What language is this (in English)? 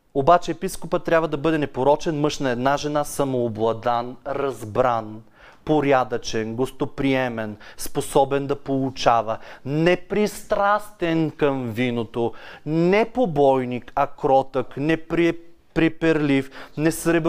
Bulgarian